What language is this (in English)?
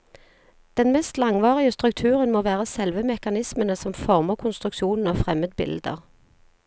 Norwegian